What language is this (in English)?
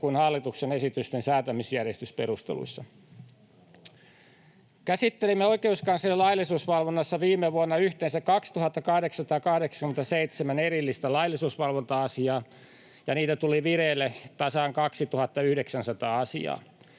Finnish